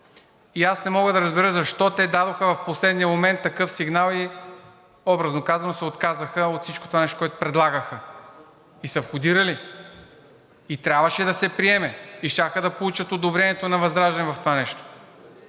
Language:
Bulgarian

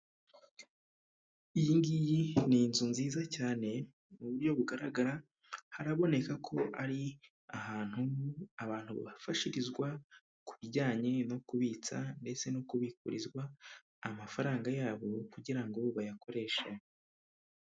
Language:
Kinyarwanda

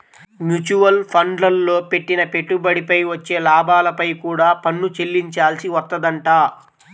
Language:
Telugu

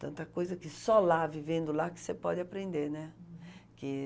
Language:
Portuguese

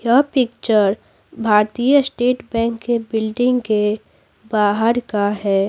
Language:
Hindi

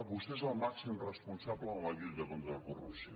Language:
Catalan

